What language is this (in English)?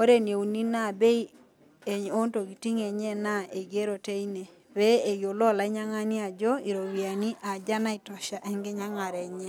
Masai